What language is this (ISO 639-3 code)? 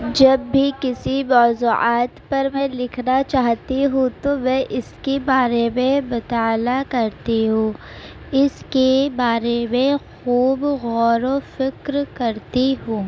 urd